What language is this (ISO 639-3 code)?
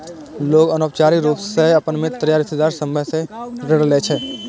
mai